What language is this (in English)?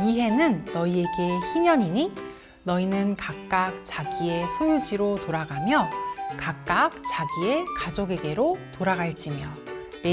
Korean